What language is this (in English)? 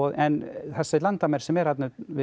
Icelandic